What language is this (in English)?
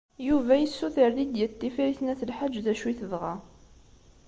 Kabyle